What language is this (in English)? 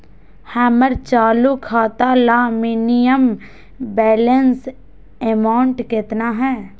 Magahi